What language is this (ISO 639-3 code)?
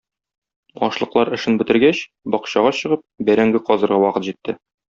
tat